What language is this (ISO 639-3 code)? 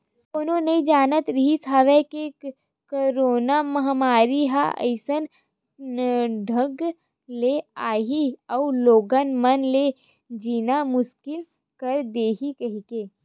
hne